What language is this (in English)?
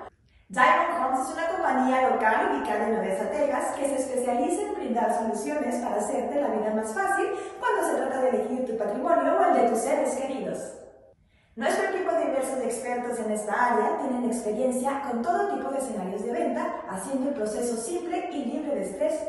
Spanish